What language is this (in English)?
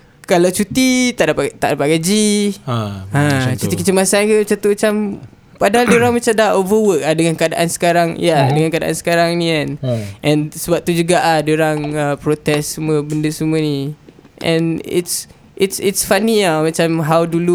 Malay